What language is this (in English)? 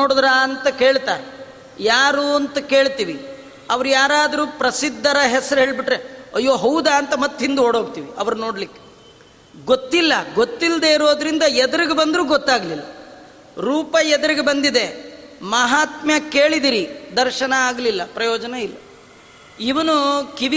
Kannada